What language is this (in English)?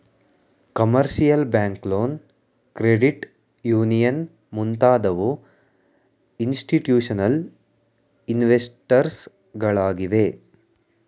Kannada